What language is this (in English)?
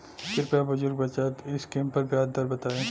Bhojpuri